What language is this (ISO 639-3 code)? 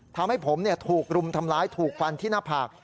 tha